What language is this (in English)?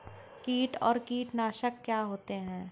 Hindi